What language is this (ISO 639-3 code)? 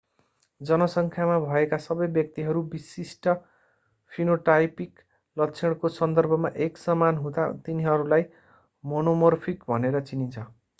nep